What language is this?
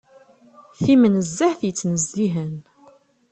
Kabyle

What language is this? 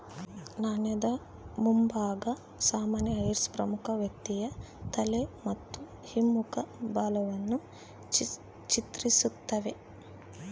Kannada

